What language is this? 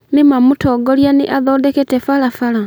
Kikuyu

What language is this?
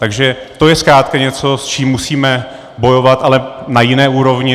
Czech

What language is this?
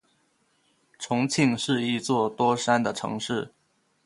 Chinese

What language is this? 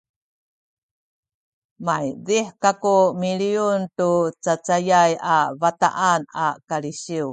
Sakizaya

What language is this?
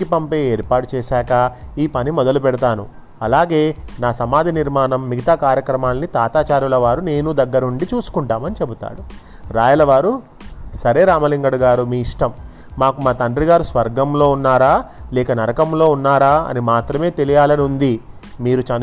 Telugu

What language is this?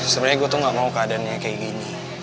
Indonesian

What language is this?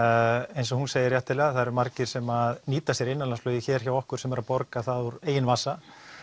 Icelandic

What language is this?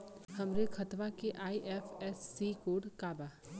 Bhojpuri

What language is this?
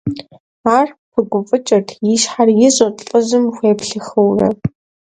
Kabardian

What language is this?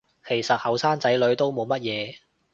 Cantonese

